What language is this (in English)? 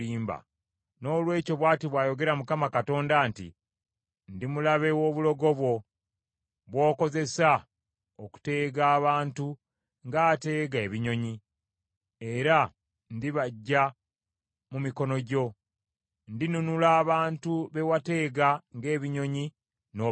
Ganda